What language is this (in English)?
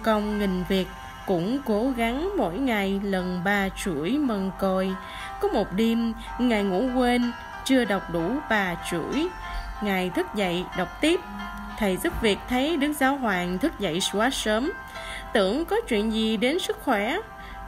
Vietnamese